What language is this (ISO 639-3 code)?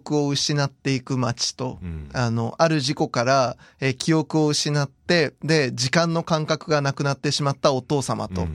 jpn